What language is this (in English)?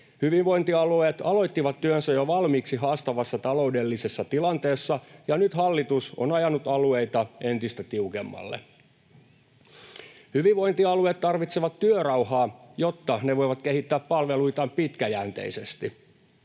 Finnish